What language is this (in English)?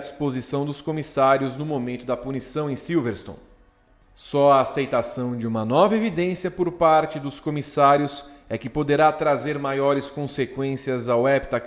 Portuguese